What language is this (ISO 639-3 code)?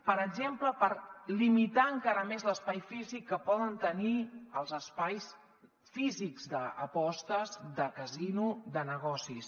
cat